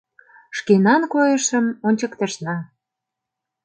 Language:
Mari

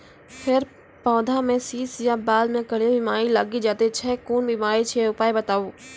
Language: Maithili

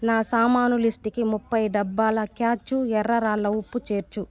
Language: Telugu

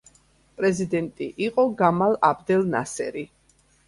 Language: Georgian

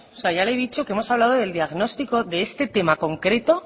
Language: Spanish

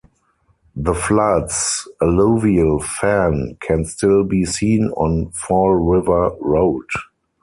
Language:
English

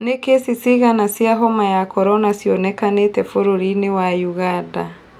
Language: Kikuyu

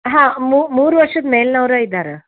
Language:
Kannada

